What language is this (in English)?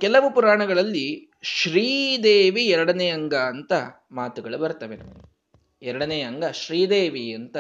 Kannada